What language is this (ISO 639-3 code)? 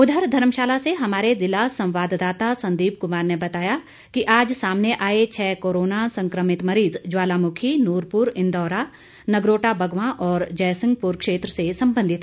hin